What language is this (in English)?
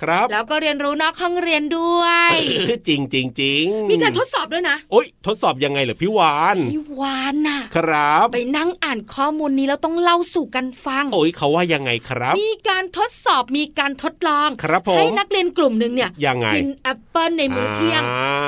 Thai